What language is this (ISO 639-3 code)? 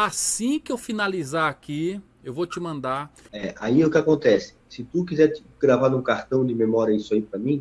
por